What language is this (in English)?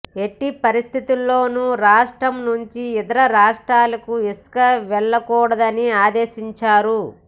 Telugu